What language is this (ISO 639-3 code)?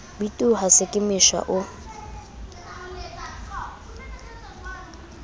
sot